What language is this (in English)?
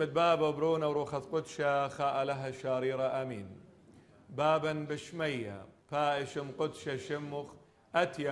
Arabic